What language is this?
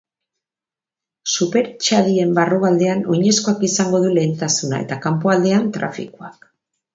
Basque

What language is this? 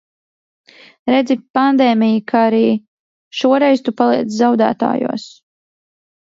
Latvian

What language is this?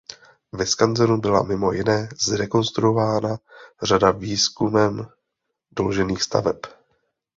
Czech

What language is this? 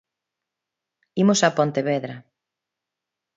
Galician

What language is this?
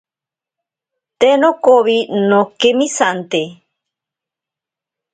Ashéninka Perené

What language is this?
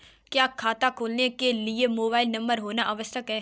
Hindi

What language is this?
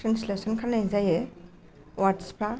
Bodo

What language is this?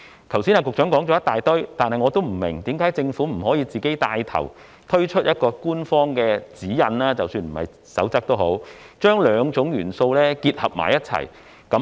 Cantonese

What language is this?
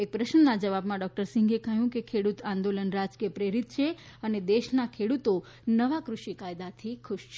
Gujarati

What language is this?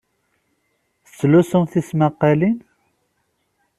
Kabyle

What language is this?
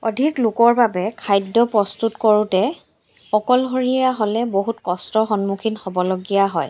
Assamese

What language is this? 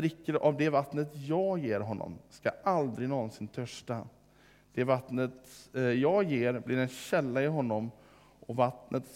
Swedish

